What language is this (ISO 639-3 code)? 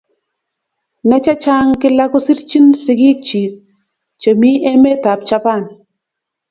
kln